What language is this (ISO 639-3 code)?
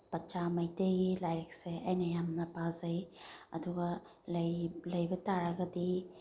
mni